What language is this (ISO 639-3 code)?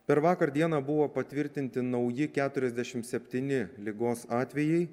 lit